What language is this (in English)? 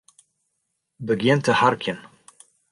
Western Frisian